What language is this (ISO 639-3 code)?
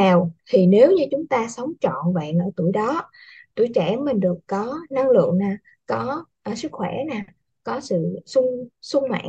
vie